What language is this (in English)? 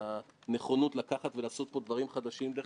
Hebrew